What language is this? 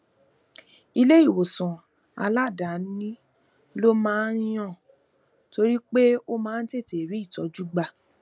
Yoruba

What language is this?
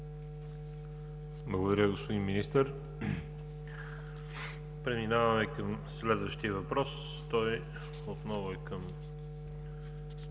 Bulgarian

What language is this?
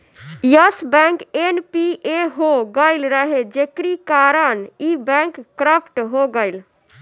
Bhojpuri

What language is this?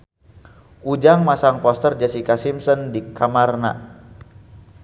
Sundanese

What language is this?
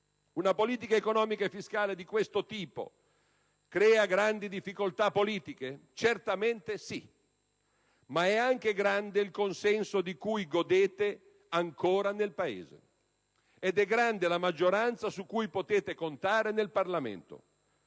Italian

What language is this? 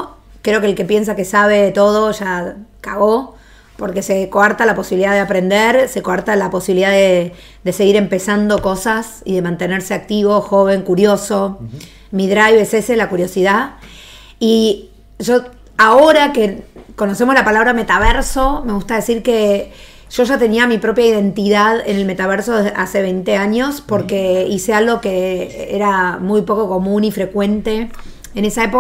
Spanish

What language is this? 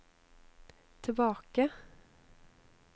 Norwegian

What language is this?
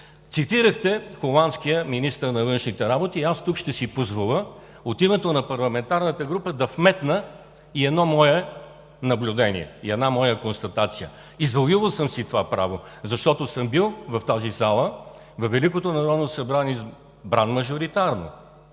Bulgarian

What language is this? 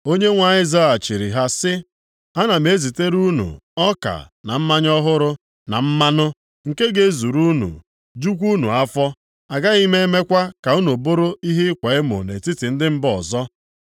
Igbo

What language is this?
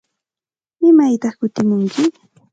Santa Ana de Tusi Pasco Quechua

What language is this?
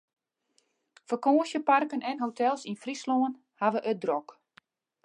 Western Frisian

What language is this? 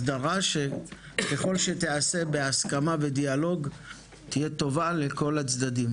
Hebrew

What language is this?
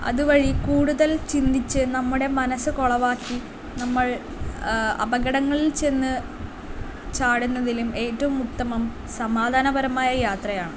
Malayalam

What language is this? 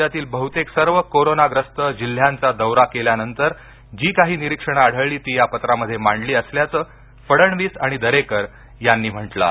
Marathi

